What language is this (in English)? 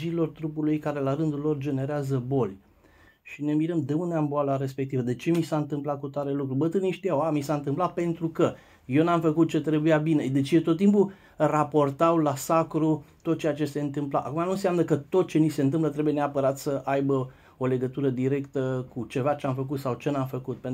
Romanian